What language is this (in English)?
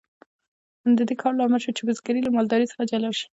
Pashto